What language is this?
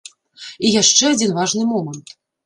Belarusian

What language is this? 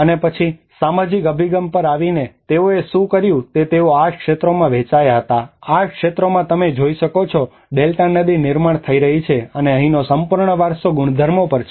Gujarati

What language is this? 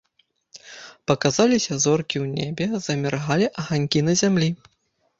Belarusian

